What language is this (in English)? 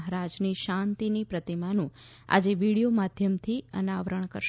Gujarati